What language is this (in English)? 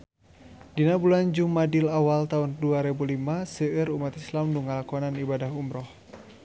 Sundanese